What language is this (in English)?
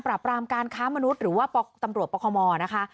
Thai